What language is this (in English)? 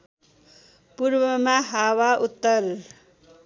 Nepali